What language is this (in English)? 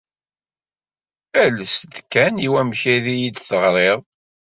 Kabyle